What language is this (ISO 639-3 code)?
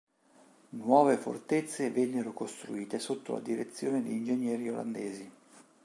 ita